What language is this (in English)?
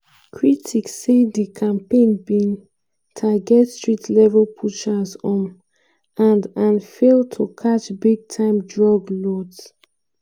Nigerian Pidgin